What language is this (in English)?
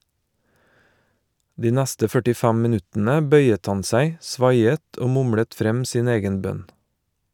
Norwegian